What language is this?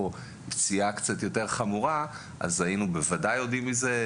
Hebrew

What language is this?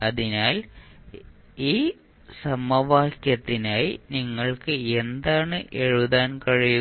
Malayalam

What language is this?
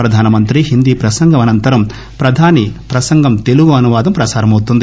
Telugu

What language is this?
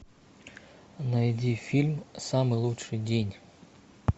Russian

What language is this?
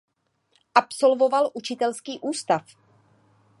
Czech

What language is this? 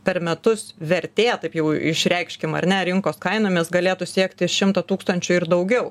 Lithuanian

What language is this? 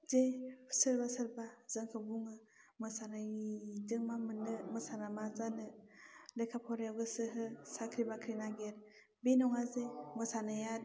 Bodo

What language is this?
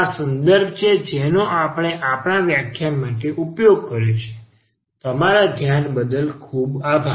Gujarati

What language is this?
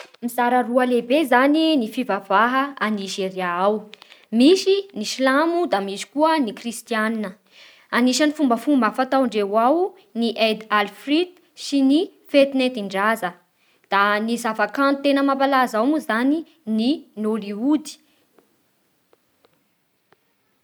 Bara Malagasy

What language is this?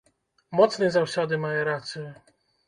Belarusian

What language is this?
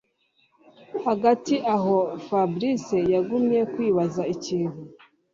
Kinyarwanda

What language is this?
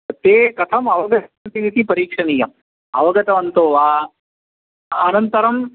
Sanskrit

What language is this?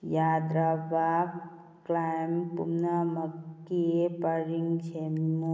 Manipuri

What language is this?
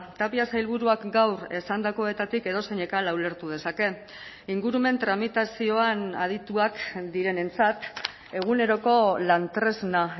Basque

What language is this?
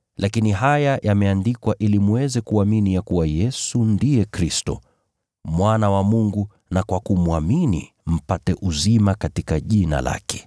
Swahili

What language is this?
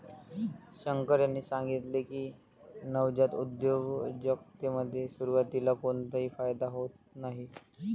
Marathi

